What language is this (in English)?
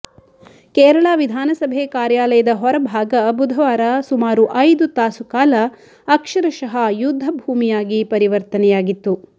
Kannada